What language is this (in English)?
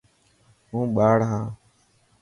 Dhatki